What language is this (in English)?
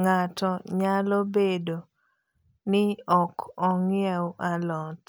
Luo (Kenya and Tanzania)